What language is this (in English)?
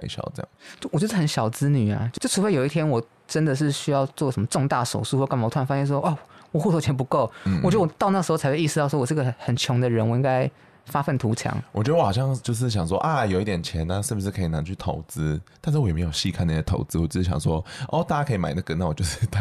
Chinese